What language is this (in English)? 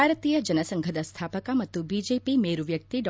Kannada